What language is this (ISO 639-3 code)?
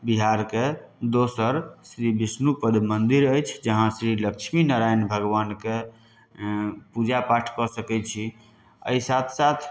mai